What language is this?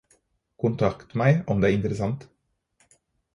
Norwegian Bokmål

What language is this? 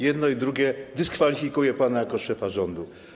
Polish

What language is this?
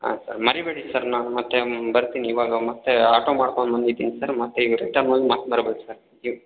Kannada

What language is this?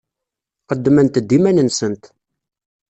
Kabyle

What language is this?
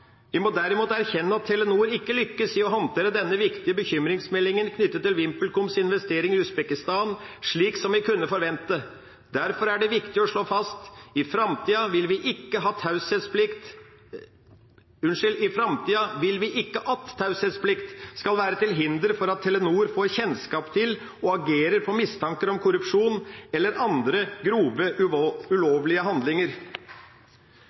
Norwegian Bokmål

